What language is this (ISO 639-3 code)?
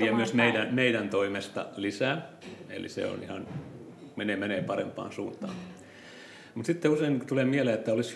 fin